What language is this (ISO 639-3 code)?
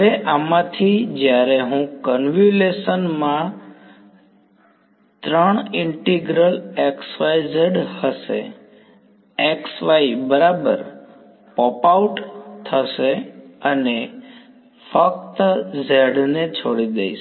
guj